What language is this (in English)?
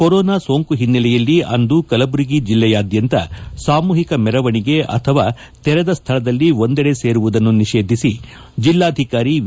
Kannada